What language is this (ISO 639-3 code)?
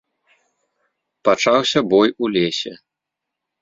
bel